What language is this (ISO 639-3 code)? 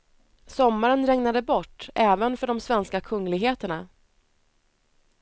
swe